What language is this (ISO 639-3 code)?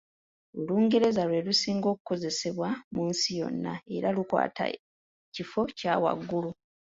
lug